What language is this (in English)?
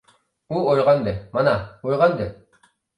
Uyghur